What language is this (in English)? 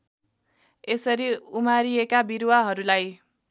Nepali